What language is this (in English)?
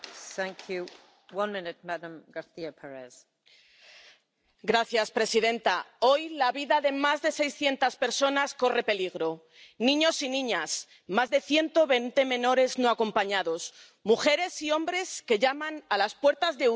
Spanish